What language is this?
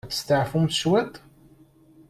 Kabyle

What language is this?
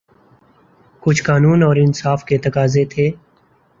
Urdu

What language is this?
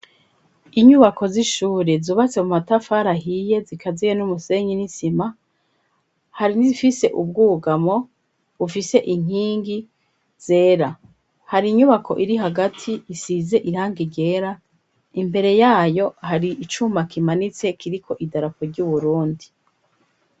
Rundi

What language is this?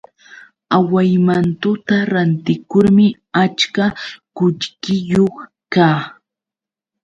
Yauyos Quechua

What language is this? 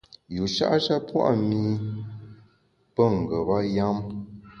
Bamun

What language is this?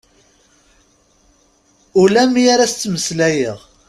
Kabyle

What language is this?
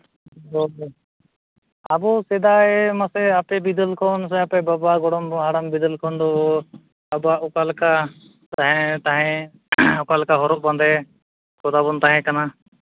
Santali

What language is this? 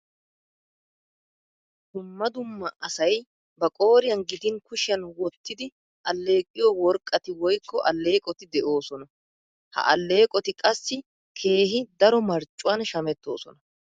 Wolaytta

